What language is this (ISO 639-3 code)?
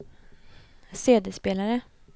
swe